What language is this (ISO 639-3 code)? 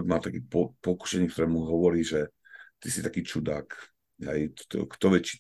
slk